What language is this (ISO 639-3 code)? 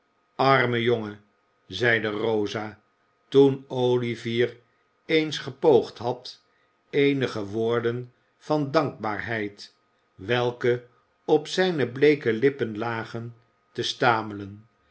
nld